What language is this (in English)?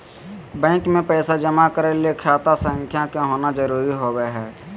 Magahi